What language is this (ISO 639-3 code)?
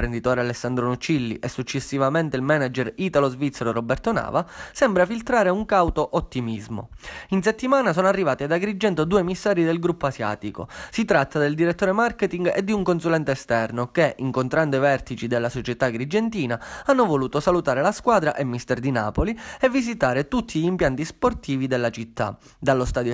ita